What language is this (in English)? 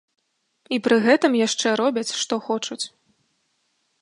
Belarusian